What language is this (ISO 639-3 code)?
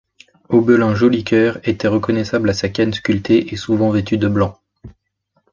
fra